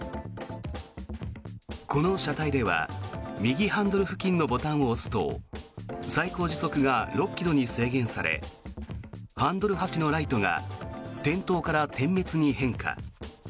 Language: Japanese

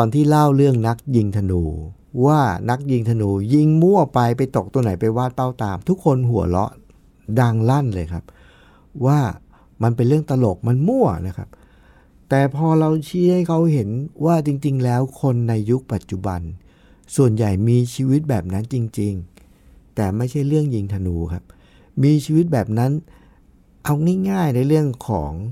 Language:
Thai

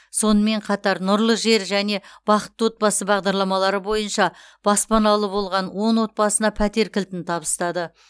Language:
Kazakh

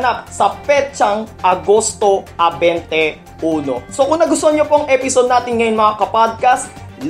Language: Filipino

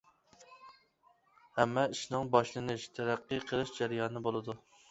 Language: Uyghur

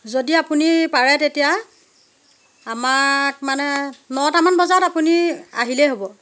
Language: Assamese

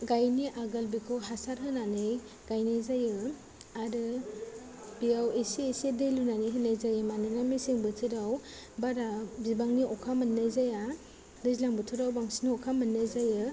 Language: Bodo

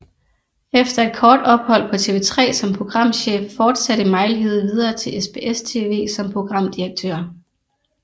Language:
Danish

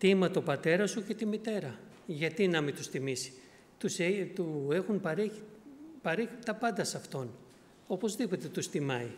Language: Greek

